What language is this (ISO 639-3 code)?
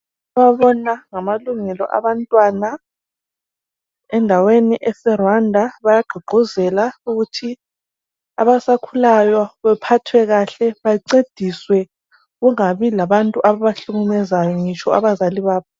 nde